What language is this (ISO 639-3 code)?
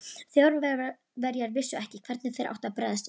isl